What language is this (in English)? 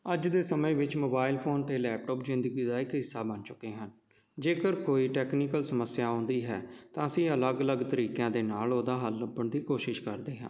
Punjabi